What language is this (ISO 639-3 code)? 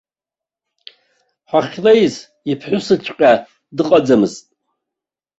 abk